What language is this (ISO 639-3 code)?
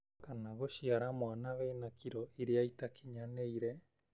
kik